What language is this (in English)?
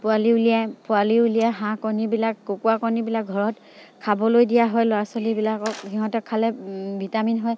Assamese